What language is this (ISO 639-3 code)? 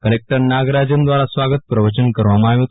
guj